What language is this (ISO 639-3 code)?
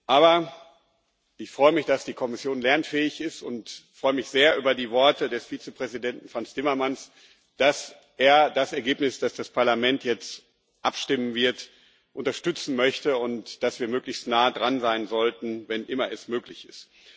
deu